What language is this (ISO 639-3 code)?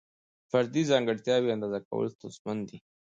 pus